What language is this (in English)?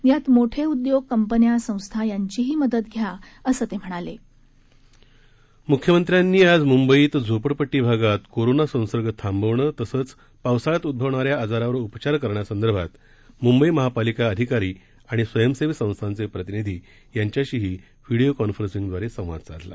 Marathi